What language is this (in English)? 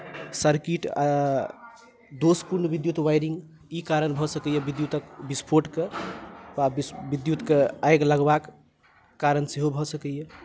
Maithili